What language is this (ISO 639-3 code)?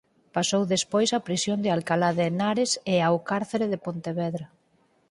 glg